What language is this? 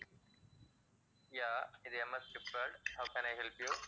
Tamil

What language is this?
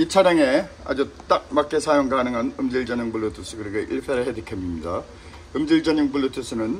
Korean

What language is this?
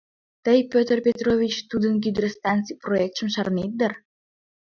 Mari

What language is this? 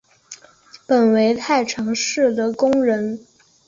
Chinese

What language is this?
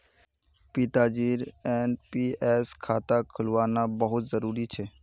Magahi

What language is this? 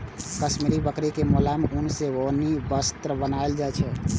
Maithili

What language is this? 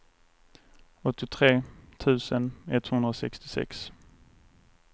Swedish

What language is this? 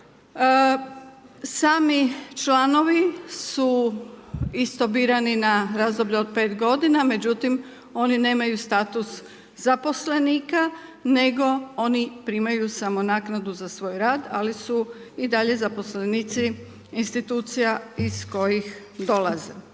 Croatian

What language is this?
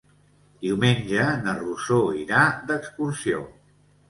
Catalan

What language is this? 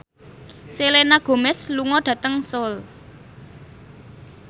Javanese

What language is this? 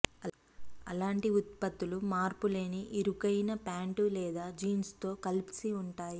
Telugu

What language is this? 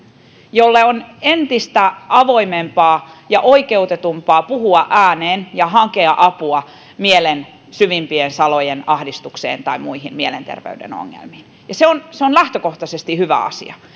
Finnish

